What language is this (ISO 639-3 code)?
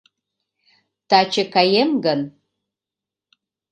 chm